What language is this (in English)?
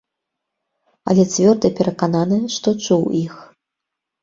Belarusian